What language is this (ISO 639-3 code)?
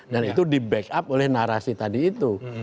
ind